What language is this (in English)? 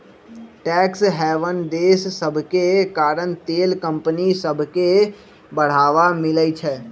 Magahi